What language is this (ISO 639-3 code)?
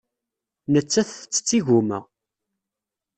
kab